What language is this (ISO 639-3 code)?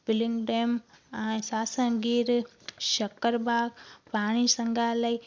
snd